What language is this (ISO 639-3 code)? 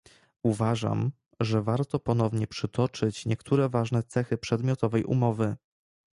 pol